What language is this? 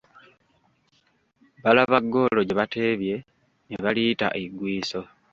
Ganda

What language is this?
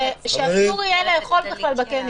Hebrew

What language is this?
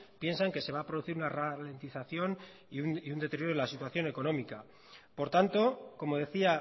Spanish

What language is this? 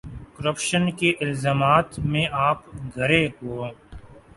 Urdu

